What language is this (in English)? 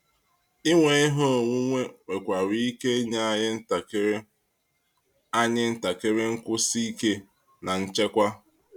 Igbo